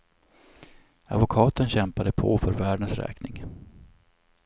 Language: Swedish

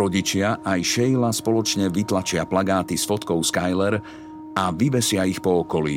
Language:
Slovak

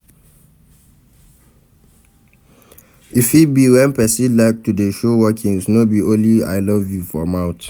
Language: Nigerian Pidgin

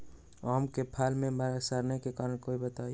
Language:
Magahi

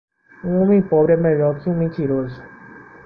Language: Portuguese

